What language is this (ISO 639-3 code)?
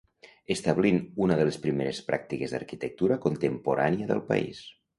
cat